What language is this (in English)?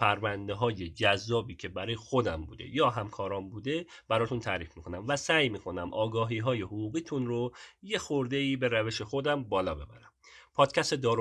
Persian